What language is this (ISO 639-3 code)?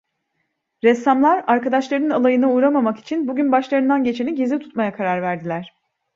tur